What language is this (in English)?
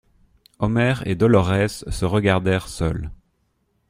French